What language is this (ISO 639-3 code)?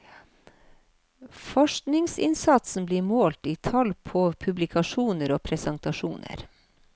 nor